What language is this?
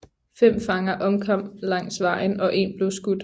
Danish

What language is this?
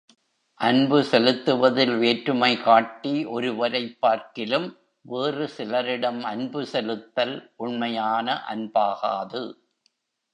Tamil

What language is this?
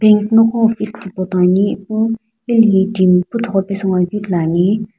Sumi Naga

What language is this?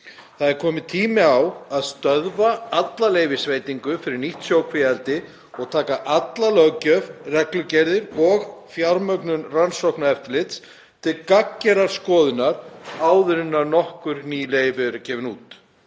Icelandic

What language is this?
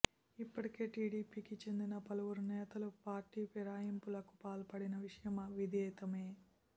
Telugu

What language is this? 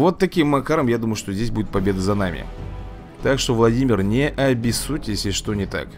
Russian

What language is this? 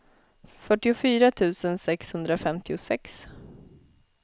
Swedish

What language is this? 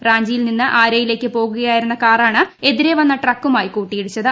Malayalam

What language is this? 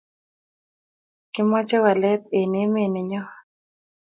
Kalenjin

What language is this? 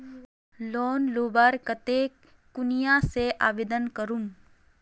Magahi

